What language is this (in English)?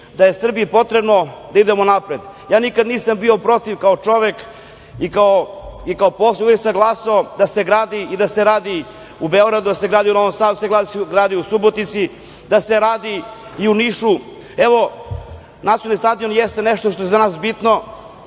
Serbian